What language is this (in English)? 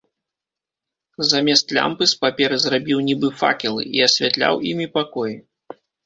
Belarusian